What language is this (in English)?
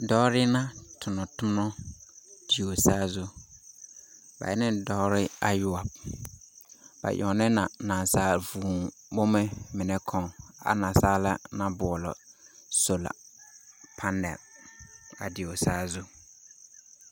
Southern Dagaare